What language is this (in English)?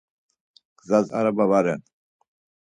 Laz